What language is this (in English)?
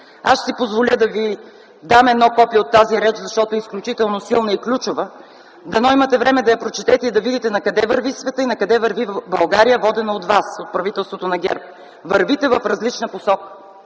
Bulgarian